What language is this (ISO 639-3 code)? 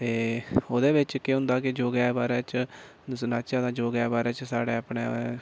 doi